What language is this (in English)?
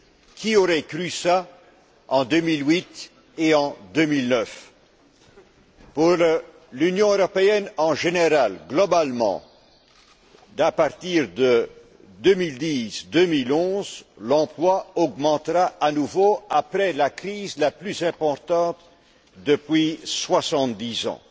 French